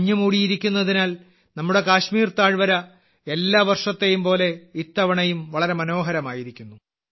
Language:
Malayalam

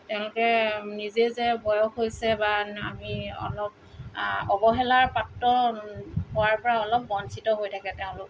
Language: Assamese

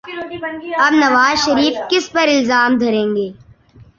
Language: Urdu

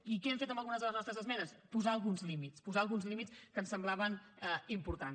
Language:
Catalan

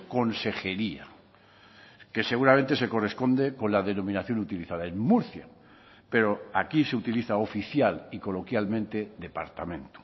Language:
Spanish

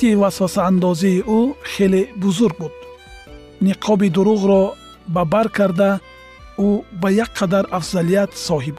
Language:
Persian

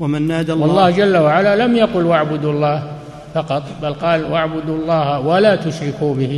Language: Arabic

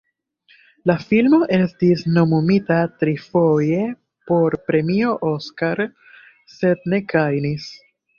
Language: Esperanto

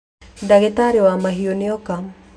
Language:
Kikuyu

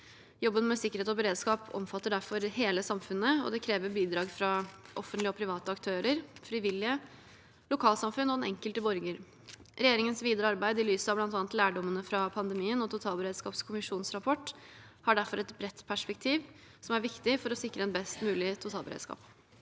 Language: Norwegian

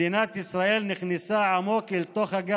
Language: Hebrew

